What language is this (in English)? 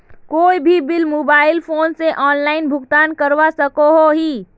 Magahi